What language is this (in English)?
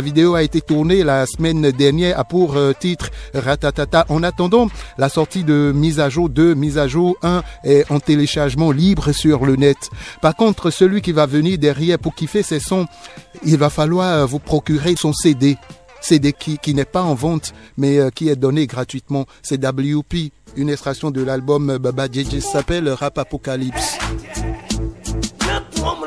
French